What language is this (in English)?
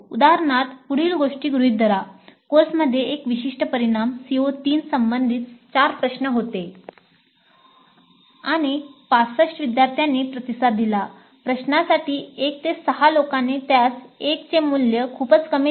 Marathi